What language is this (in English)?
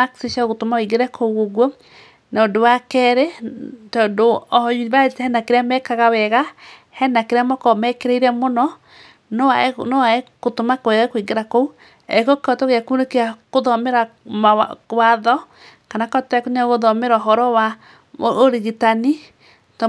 Kikuyu